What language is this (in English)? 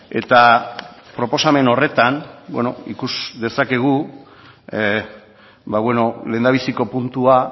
Basque